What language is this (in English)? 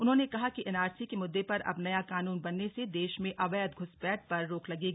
Hindi